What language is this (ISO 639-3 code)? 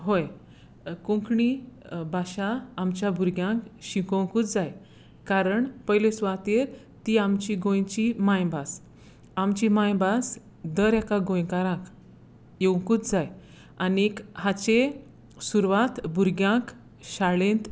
kok